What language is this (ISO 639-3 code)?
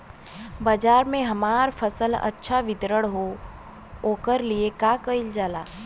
bho